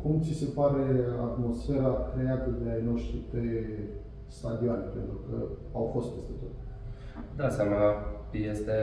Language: Romanian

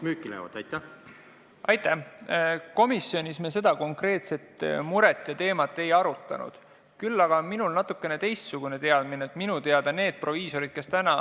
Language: Estonian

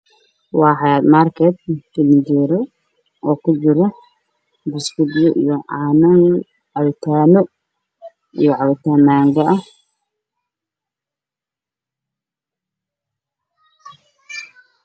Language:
Somali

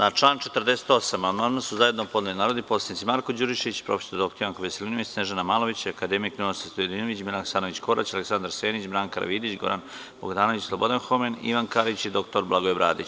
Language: Serbian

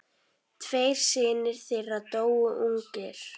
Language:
Icelandic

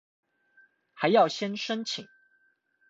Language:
Chinese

